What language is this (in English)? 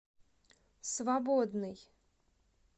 Russian